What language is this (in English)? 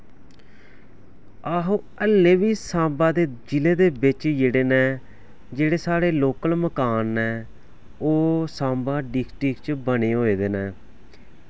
Dogri